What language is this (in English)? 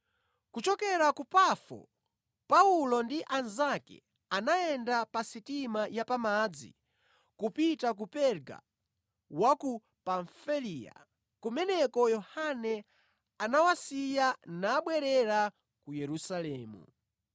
Nyanja